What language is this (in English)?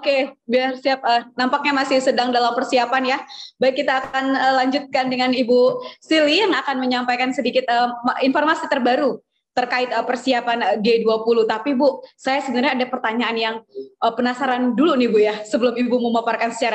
Indonesian